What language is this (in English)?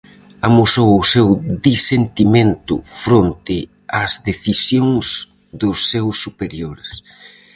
Galician